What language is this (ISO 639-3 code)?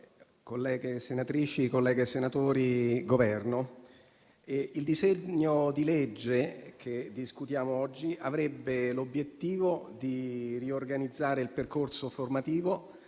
ita